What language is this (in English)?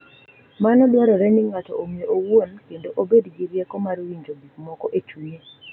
Luo (Kenya and Tanzania)